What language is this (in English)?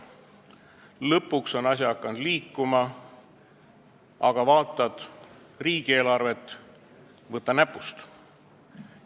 Estonian